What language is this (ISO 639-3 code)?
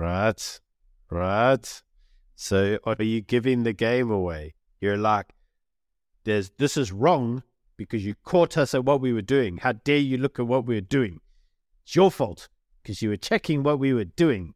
eng